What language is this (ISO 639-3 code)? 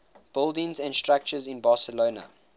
eng